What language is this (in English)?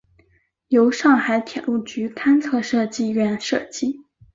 Chinese